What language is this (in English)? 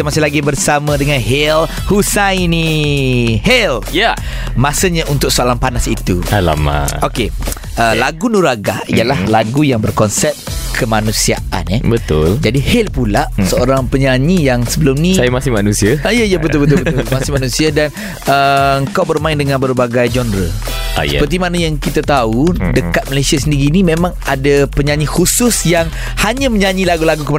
Malay